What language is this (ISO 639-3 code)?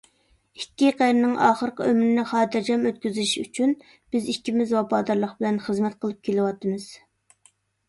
uig